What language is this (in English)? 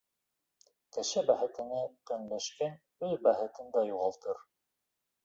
Bashkir